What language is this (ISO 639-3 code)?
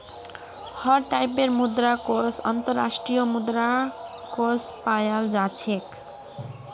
mag